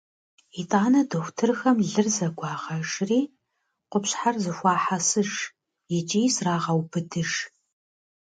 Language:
Kabardian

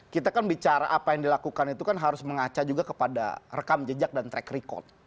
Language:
Indonesian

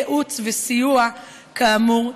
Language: Hebrew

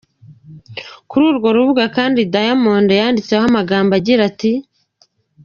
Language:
Kinyarwanda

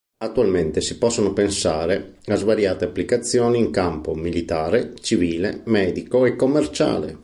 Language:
Italian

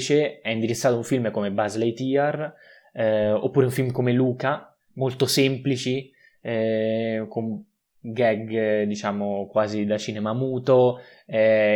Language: Italian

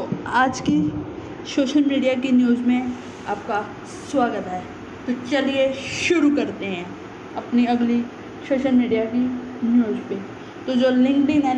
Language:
Hindi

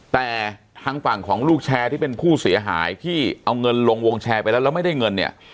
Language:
Thai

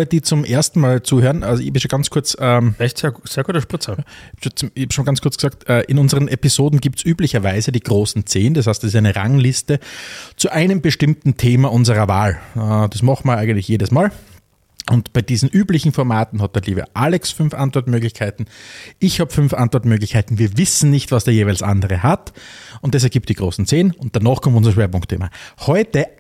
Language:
German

